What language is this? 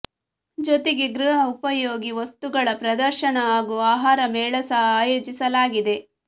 Kannada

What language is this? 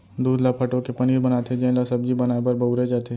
Chhattisgarhi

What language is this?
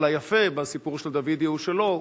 Hebrew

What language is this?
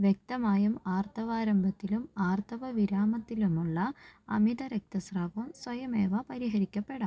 Malayalam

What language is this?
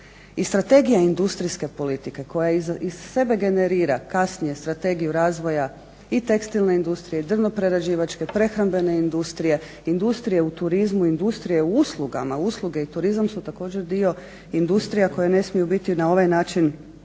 Croatian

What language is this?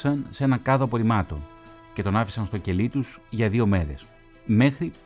Greek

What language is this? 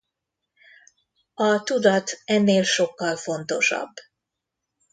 Hungarian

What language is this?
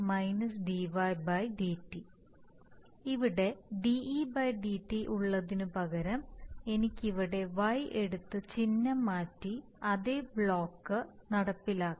Malayalam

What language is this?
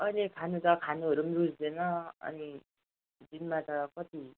Nepali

